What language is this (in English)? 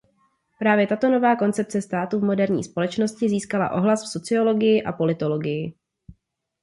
Czech